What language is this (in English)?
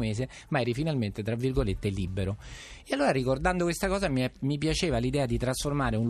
Italian